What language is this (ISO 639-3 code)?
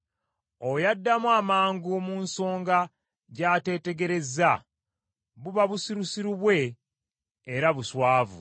lug